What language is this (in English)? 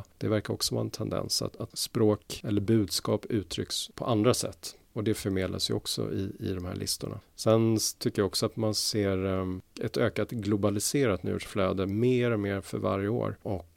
Swedish